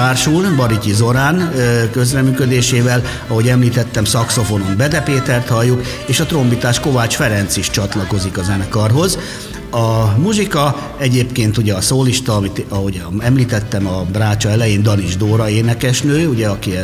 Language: Hungarian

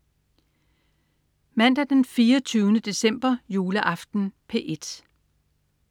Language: Danish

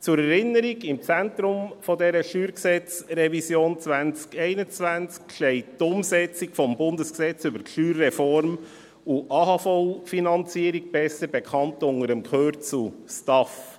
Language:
Swiss German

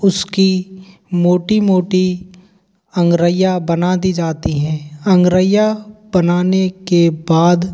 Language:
Hindi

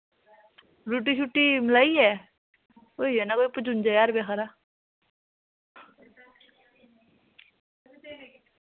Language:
Dogri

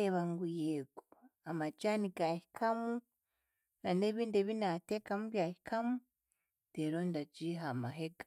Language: Chiga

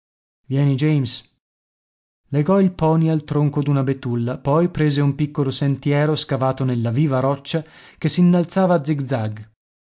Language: Italian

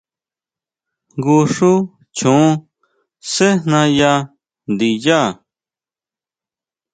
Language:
Huautla Mazatec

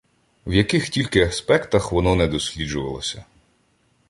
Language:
Ukrainian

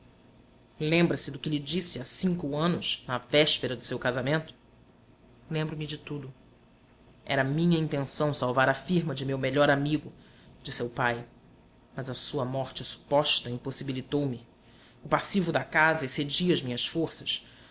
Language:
Portuguese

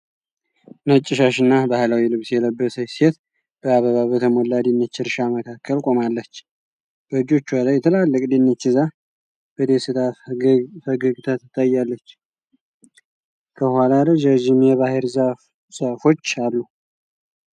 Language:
Amharic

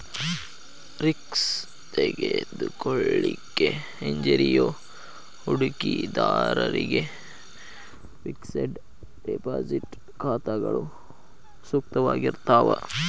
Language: Kannada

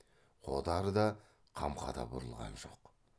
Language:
Kazakh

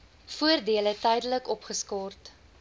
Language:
Afrikaans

